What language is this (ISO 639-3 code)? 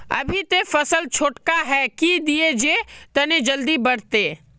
mag